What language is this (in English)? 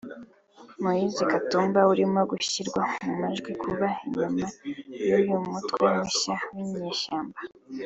Kinyarwanda